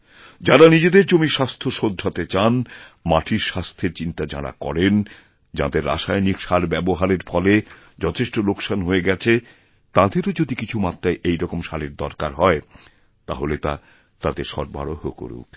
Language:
Bangla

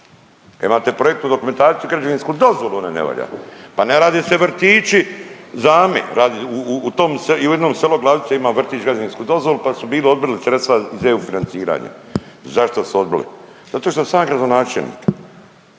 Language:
Croatian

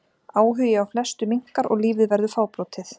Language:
Icelandic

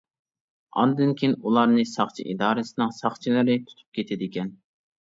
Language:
Uyghur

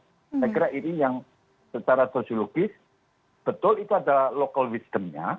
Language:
Indonesian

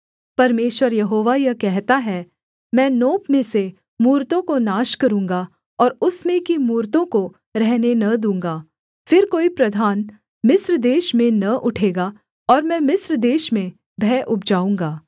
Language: Hindi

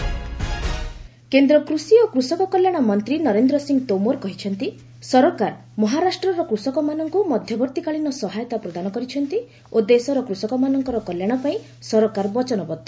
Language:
Odia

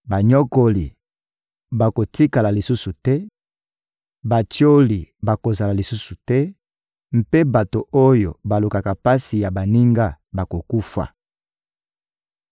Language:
Lingala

